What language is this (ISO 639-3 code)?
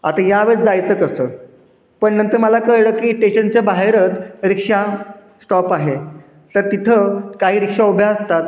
mar